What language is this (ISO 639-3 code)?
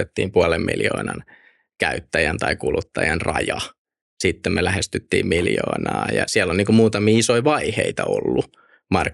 fin